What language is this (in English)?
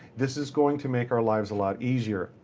English